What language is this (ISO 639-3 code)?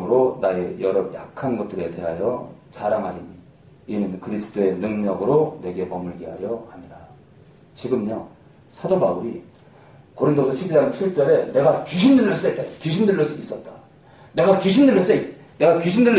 kor